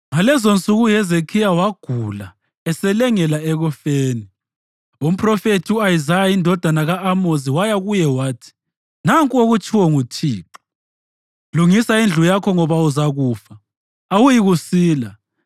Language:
North Ndebele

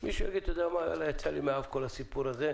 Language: Hebrew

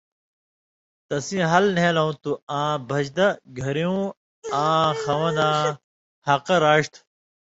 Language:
Indus Kohistani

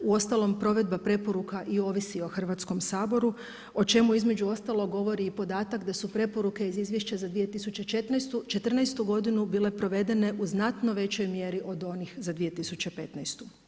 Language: Croatian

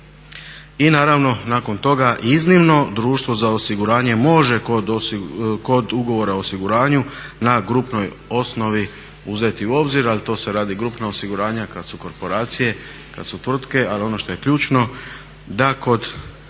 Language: Croatian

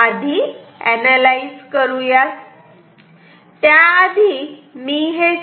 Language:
Marathi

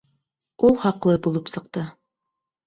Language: Bashkir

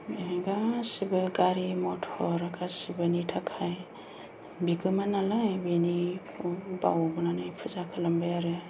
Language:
Bodo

